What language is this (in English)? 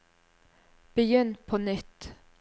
Norwegian